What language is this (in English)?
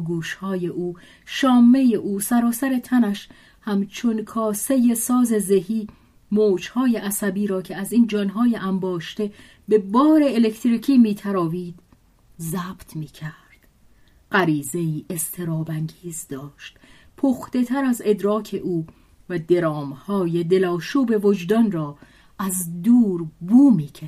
Persian